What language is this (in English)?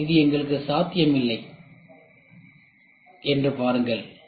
Tamil